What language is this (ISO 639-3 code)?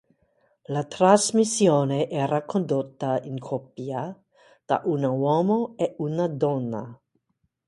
ita